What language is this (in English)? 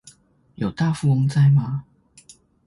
Chinese